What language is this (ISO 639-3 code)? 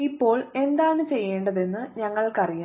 mal